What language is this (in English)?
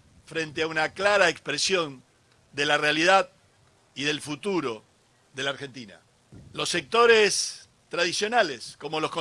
Spanish